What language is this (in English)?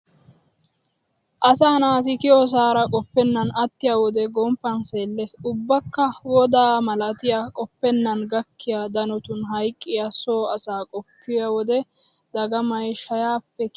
Wolaytta